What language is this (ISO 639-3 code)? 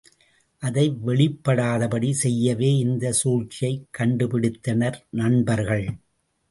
tam